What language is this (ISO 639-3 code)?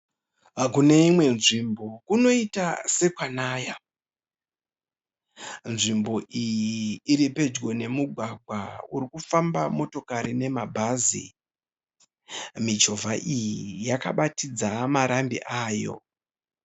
sna